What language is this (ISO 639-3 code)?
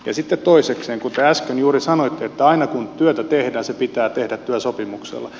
fin